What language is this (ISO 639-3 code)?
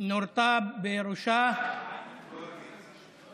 heb